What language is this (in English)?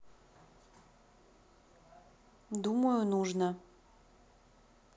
Russian